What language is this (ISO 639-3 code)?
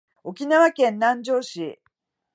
jpn